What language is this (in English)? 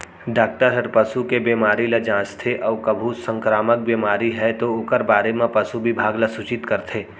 Chhattisgarhi